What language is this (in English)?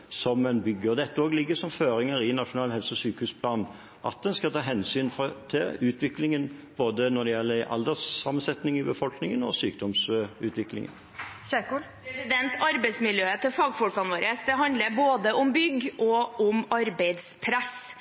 Norwegian